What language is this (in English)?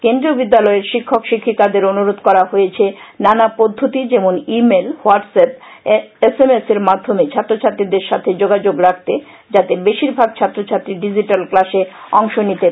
Bangla